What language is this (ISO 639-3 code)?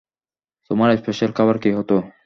ben